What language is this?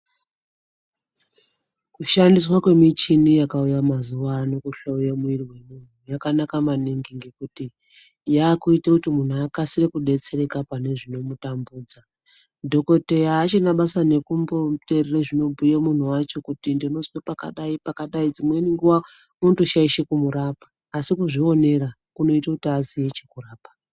Ndau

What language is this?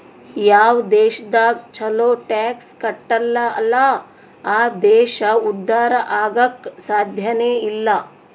Kannada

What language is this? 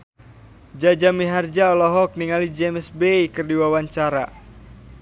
Sundanese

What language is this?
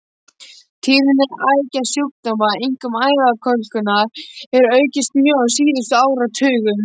Icelandic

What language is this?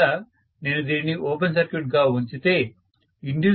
Telugu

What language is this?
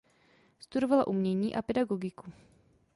Czech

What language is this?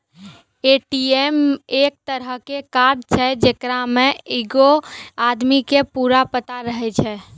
Maithili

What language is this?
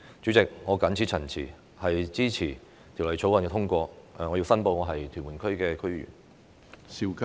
Cantonese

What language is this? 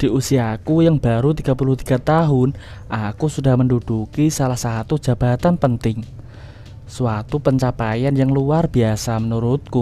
Indonesian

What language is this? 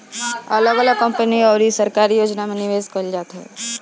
Bhojpuri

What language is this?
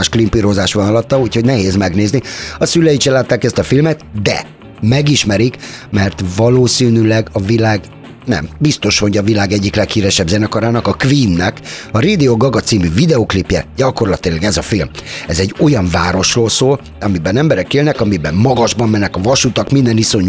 Hungarian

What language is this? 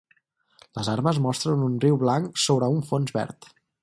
Catalan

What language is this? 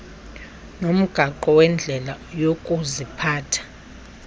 Xhosa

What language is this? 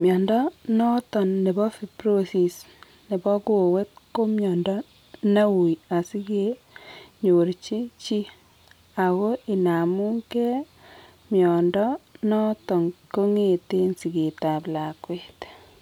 Kalenjin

